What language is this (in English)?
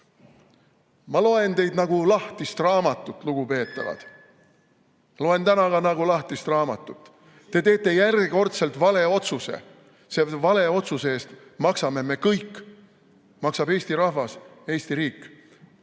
Estonian